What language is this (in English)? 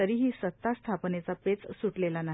Marathi